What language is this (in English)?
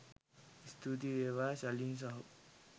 Sinhala